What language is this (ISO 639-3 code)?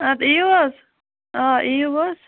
kas